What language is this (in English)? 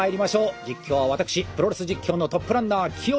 Japanese